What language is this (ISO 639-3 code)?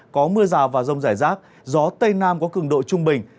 vie